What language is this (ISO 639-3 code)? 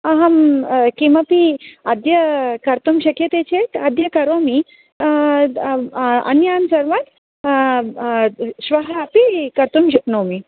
san